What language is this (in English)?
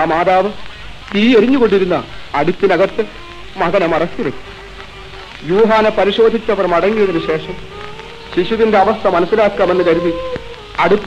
Arabic